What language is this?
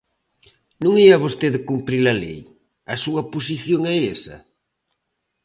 Galician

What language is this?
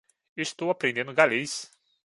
Portuguese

